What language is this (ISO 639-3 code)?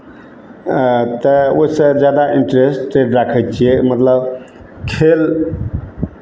mai